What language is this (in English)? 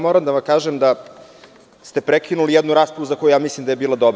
Serbian